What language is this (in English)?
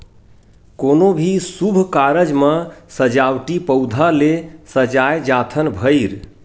Chhattisgarhi